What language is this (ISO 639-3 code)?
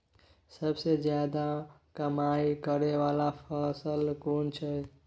mai